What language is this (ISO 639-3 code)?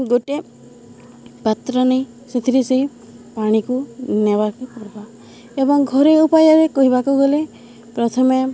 ori